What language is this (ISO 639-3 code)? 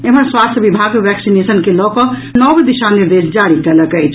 mai